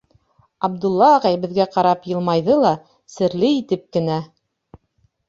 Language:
Bashkir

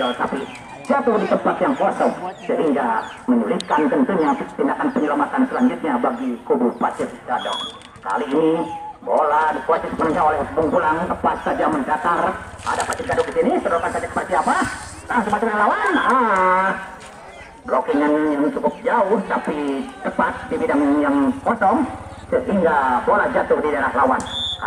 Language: Indonesian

